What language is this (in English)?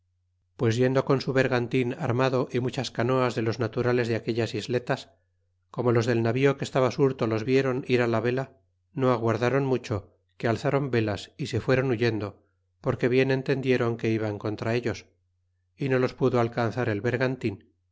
Spanish